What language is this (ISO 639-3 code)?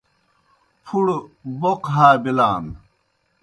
plk